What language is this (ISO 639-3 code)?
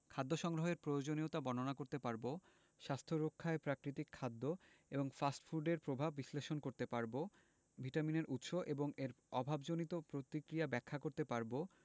ben